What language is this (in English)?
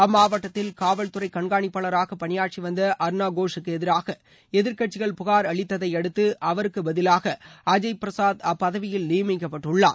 Tamil